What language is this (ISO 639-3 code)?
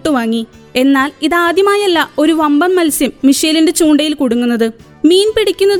mal